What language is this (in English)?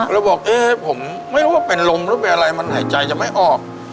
Thai